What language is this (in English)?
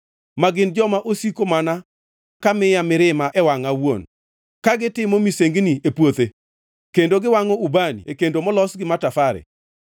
Luo (Kenya and Tanzania)